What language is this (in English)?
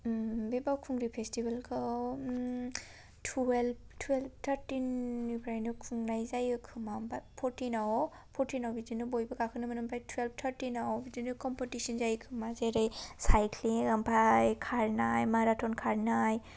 Bodo